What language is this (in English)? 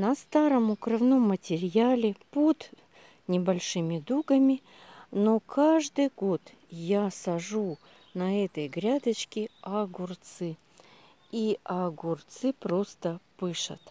Russian